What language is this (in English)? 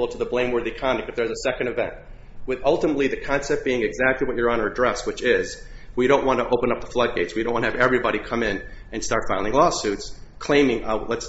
English